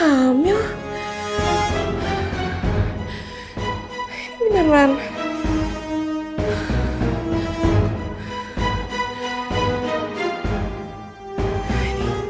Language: Indonesian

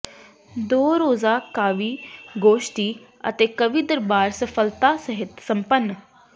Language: Punjabi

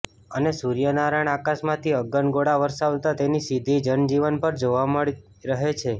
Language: Gujarati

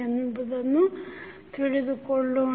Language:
Kannada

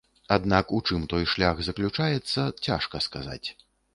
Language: Belarusian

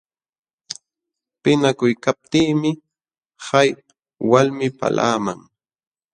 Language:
Jauja Wanca Quechua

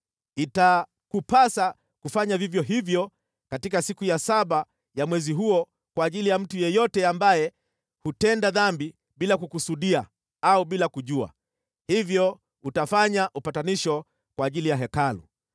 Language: Swahili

